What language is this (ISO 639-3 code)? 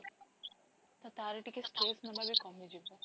ori